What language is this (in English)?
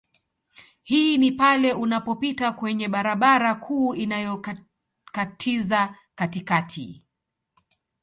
Swahili